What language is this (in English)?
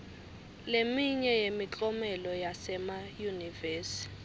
Swati